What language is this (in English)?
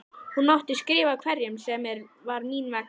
Icelandic